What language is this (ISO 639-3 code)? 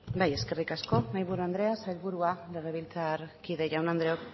eus